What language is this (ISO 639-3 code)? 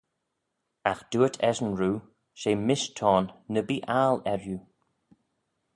glv